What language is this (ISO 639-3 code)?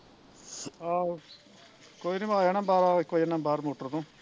pan